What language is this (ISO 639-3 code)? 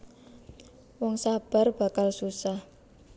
jav